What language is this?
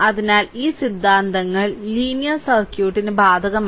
Malayalam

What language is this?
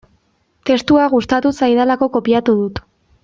Basque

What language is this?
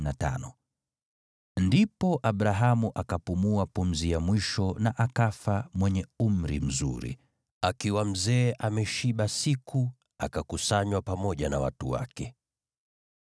Swahili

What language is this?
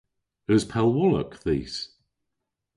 Cornish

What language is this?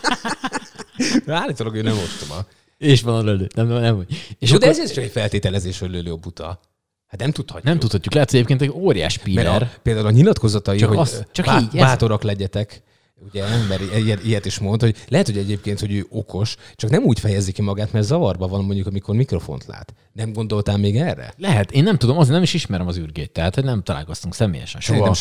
Hungarian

